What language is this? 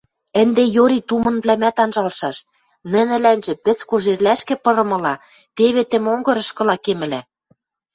Western Mari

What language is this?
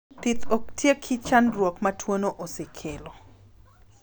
Luo (Kenya and Tanzania)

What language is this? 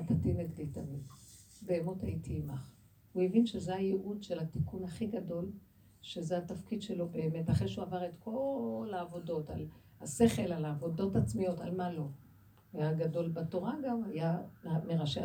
Hebrew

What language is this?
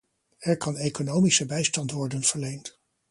Dutch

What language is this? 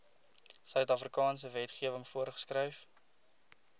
Afrikaans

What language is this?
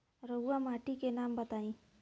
Bhojpuri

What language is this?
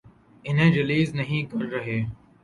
Urdu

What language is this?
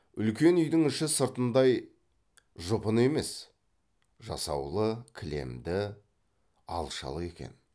Kazakh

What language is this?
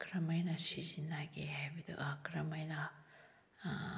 Manipuri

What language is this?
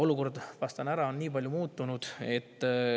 Estonian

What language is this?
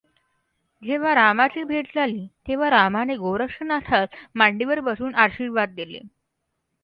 Marathi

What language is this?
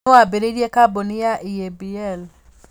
Kikuyu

